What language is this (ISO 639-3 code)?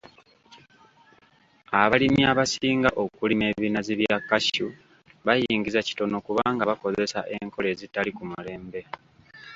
lug